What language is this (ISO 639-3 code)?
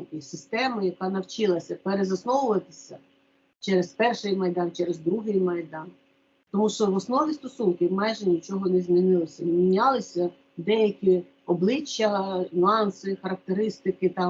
ukr